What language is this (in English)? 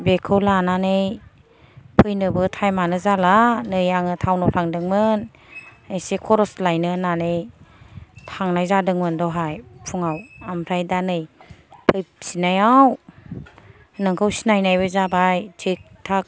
Bodo